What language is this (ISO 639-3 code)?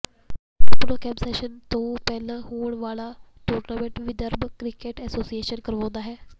pan